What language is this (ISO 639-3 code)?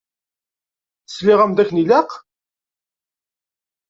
kab